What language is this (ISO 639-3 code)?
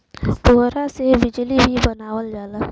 bho